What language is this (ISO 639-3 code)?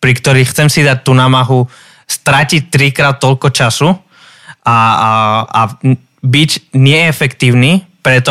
slk